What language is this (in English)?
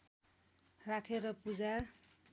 Nepali